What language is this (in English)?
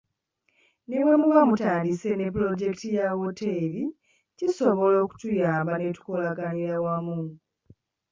Ganda